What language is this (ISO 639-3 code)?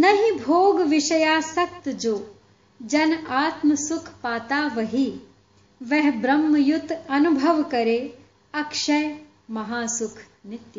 hin